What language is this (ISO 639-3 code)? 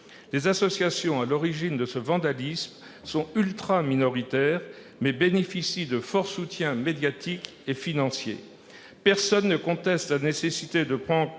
fra